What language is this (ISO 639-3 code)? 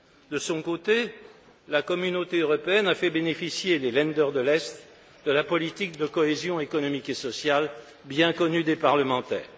fra